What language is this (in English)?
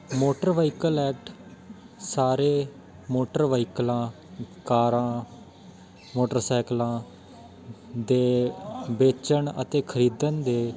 Punjabi